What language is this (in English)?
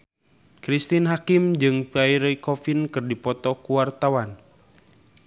Sundanese